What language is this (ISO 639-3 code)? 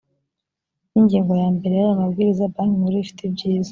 kin